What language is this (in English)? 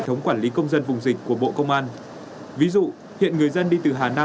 Vietnamese